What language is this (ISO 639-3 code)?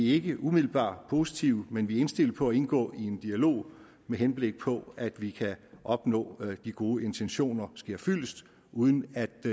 dan